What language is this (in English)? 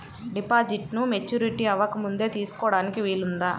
Telugu